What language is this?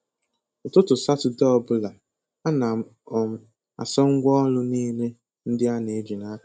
Igbo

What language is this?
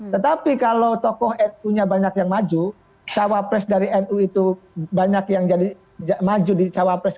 Indonesian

